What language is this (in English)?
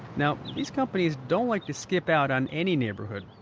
English